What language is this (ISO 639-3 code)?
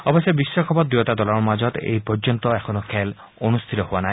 asm